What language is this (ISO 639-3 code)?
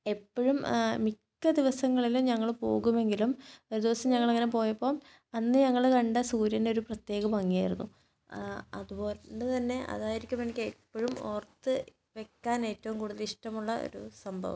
mal